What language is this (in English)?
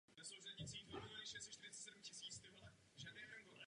Czech